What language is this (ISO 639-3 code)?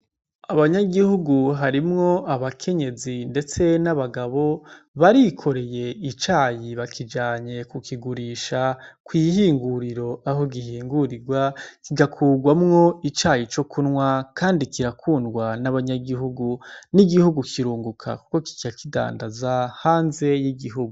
run